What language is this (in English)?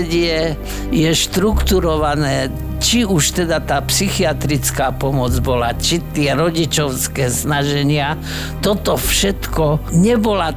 Slovak